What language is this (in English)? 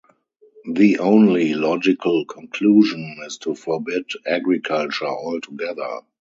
English